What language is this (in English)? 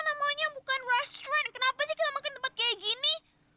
Indonesian